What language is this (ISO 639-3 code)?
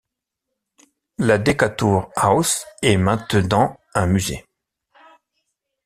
fra